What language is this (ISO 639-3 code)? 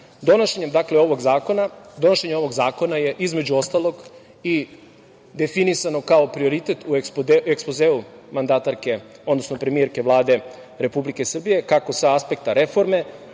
srp